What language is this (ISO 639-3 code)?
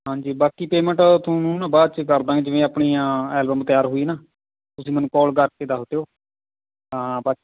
pan